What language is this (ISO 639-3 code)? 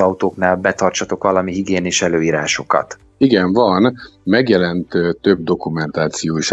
hun